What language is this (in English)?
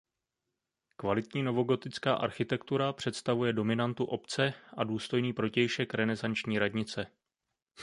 Czech